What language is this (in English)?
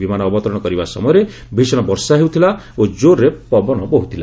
Odia